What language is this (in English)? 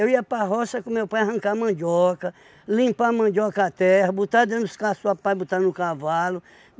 Portuguese